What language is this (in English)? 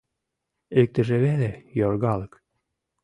Mari